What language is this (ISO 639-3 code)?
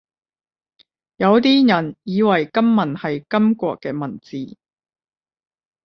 yue